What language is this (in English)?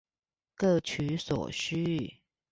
Chinese